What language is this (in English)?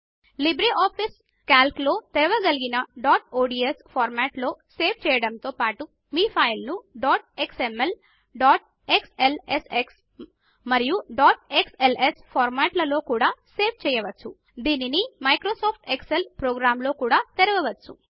Telugu